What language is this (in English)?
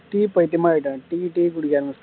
Tamil